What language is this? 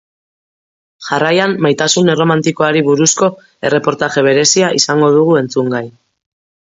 Basque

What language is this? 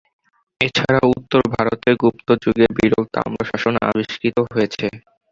Bangla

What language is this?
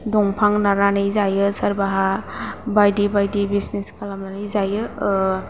Bodo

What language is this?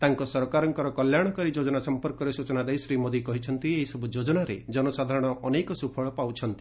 Odia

